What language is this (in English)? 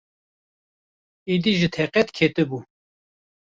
Kurdish